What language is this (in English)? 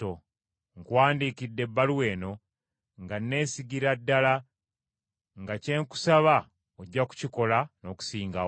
Ganda